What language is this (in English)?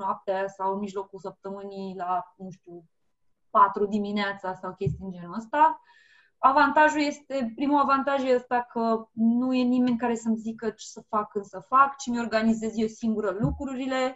Romanian